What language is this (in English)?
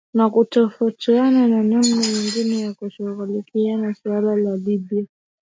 Swahili